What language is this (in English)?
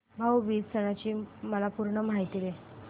Marathi